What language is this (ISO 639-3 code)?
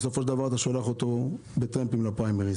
heb